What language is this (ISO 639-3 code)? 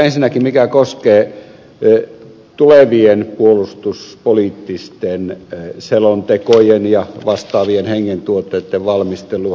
fin